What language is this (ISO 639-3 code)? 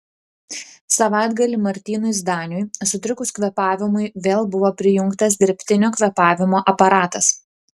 lit